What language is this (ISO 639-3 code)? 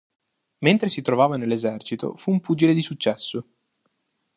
ita